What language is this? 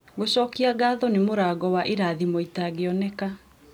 Kikuyu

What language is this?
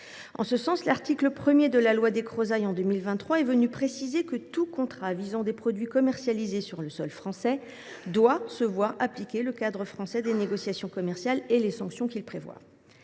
French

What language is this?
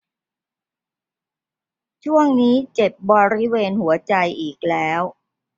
Thai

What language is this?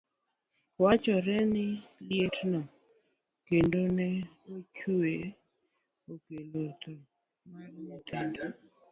Luo (Kenya and Tanzania)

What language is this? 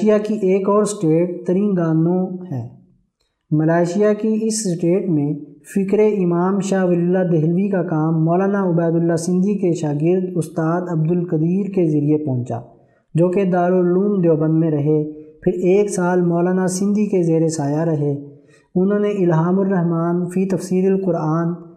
Urdu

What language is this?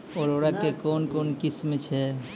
Maithili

